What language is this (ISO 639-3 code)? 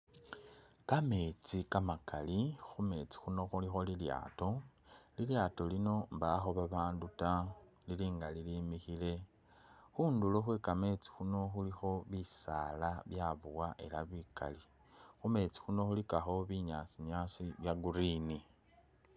myx